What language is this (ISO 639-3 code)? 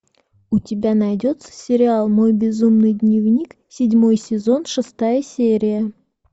rus